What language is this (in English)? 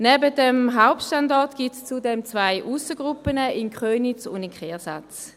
Swiss German